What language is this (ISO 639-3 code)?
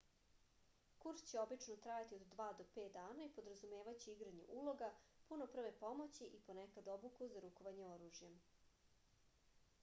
srp